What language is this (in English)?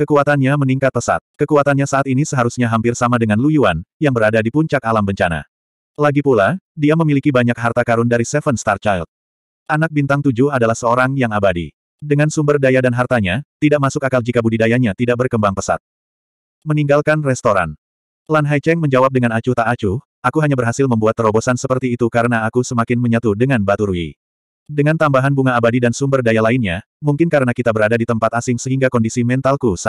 Indonesian